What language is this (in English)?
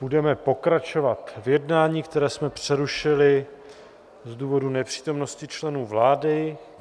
Czech